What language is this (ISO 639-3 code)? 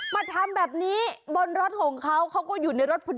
tha